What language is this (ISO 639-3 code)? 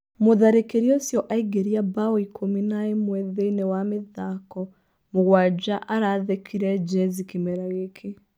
kik